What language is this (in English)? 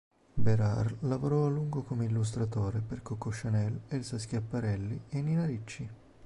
Italian